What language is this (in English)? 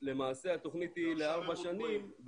Hebrew